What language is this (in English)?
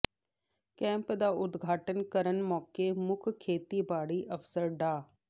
Punjabi